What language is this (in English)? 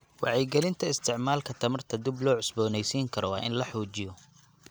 Somali